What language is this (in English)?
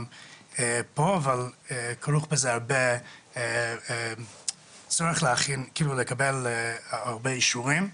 Hebrew